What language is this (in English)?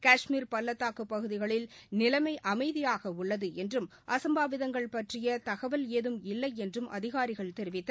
Tamil